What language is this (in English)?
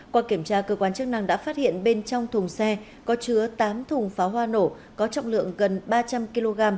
Vietnamese